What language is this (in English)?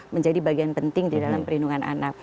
Indonesian